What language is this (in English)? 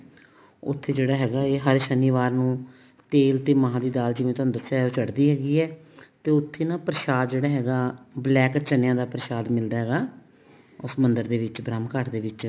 Punjabi